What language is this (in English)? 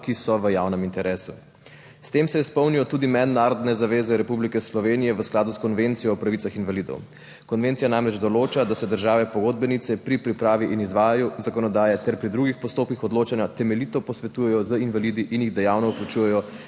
Slovenian